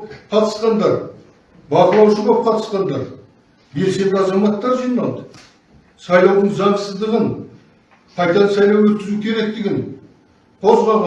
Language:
Turkish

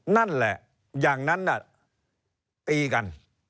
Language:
Thai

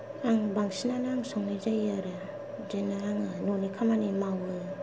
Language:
Bodo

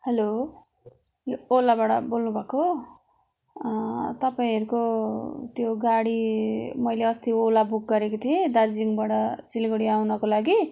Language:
Nepali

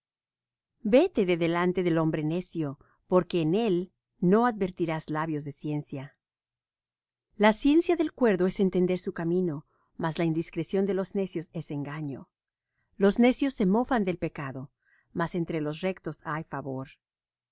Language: Spanish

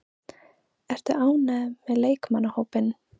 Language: Icelandic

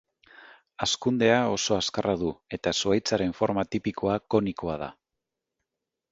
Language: Basque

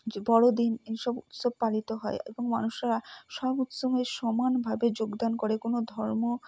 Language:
Bangla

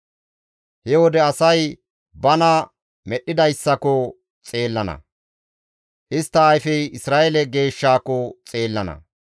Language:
Gamo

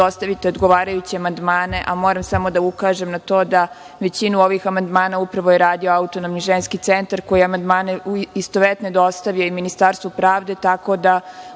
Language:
Serbian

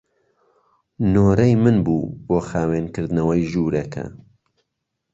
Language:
Central Kurdish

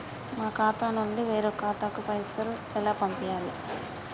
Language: Telugu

